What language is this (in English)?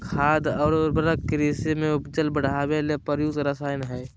Magahi